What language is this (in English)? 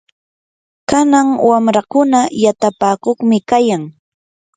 Yanahuanca Pasco Quechua